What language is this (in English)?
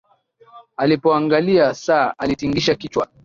Swahili